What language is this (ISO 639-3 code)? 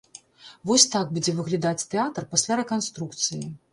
bel